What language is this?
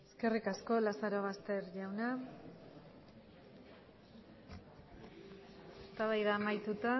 Basque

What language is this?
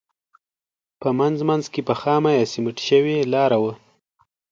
Pashto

